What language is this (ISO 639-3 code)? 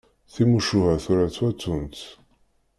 kab